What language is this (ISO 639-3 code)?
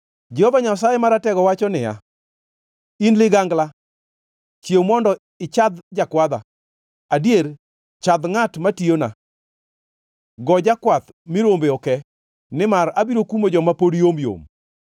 luo